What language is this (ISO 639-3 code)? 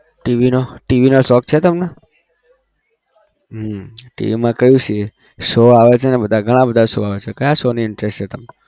guj